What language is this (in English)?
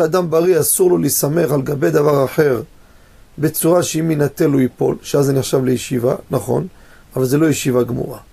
Hebrew